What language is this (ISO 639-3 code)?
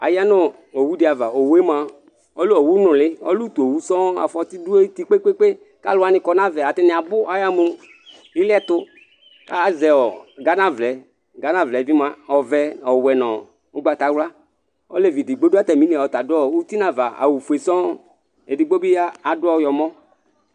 kpo